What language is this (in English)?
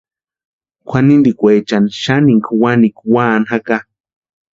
Western Highland Purepecha